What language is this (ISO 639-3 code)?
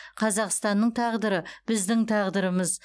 kaz